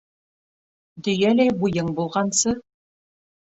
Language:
Bashkir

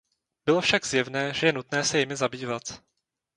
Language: Czech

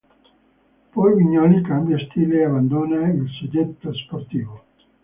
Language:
Italian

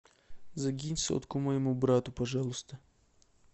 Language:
Russian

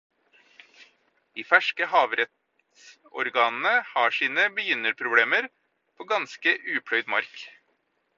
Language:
Norwegian Bokmål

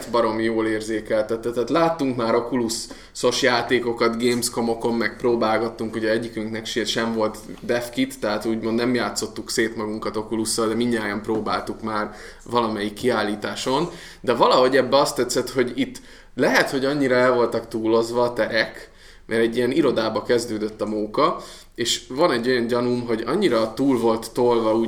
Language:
Hungarian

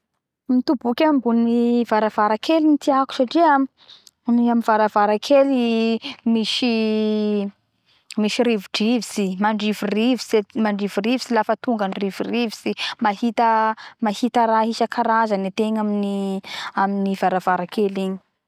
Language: Bara Malagasy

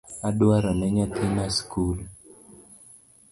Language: Luo (Kenya and Tanzania)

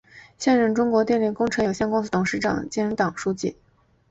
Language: Chinese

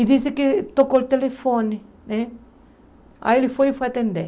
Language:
Portuguese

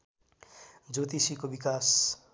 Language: Nepali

